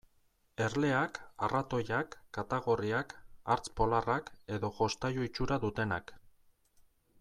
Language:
Basque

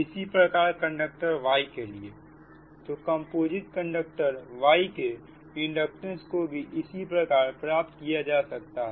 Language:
Hindi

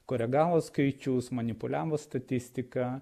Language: Lithuanian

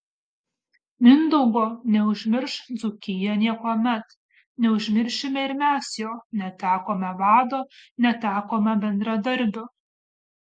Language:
Lithuanian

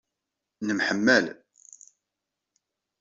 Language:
Kabyle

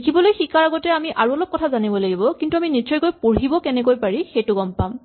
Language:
Assamese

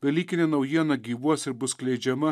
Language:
Lithuanian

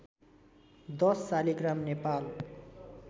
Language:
Nepali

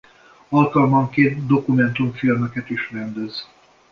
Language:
Hungarian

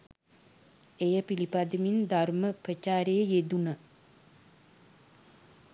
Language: Sinhala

